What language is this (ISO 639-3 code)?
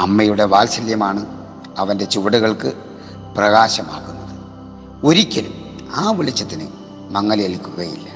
mal